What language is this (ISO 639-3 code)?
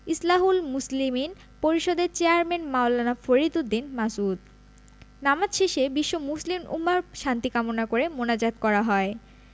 ben